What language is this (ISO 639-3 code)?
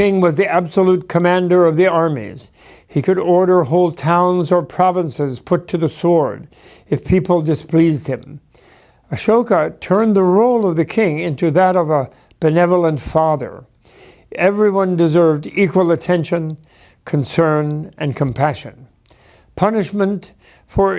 eng